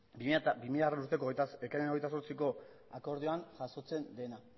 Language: Basque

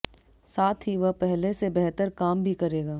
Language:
Hindi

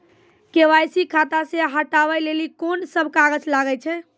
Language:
Maithili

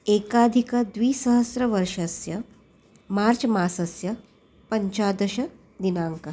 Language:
Sanskrit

